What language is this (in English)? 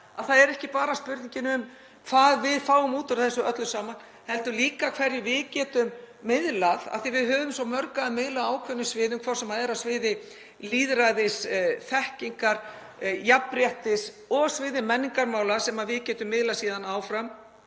Icelandic